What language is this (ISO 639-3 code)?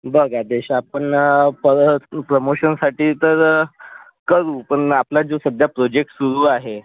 mar